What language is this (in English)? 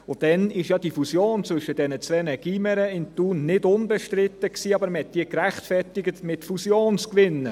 Swiss German